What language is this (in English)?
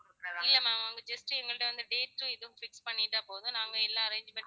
Tamil